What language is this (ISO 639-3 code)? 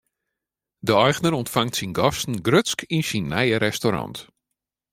fry